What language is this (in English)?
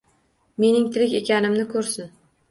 Uzbek